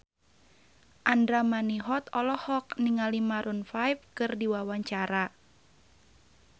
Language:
Sundanese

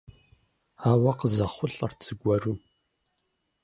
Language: Kabardian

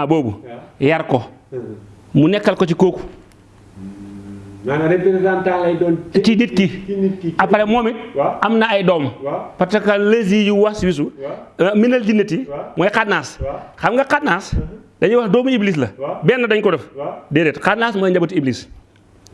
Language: Indonesian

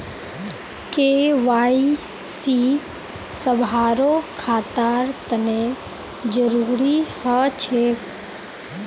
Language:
Magahi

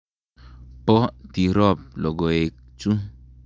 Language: Kalenjin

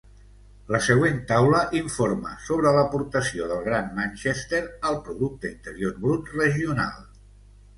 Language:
Catalan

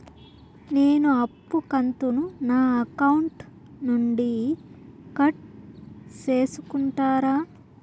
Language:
Telugu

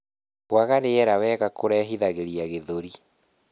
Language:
Kikuyu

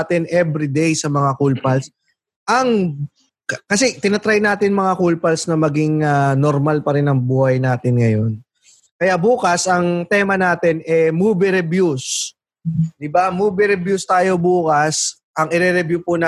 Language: Filipino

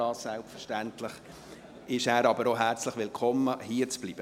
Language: Swiss German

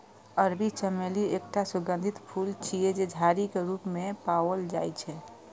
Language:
Maithili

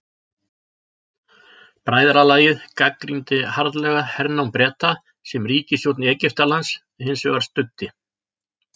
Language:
Icelandic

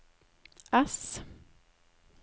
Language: Norwegian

